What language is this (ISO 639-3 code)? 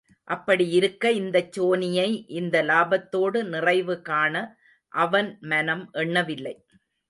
tam